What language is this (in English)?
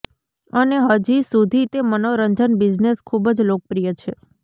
Gujarati